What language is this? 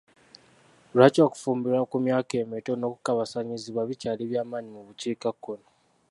Ganda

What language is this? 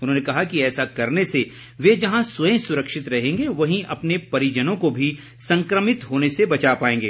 Hindi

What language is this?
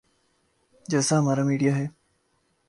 Urdu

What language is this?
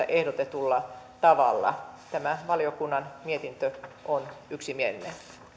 Finnish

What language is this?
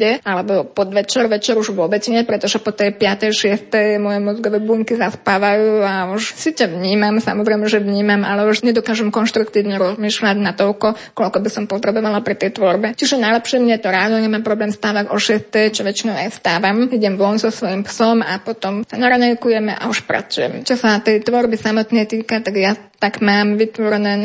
Slovak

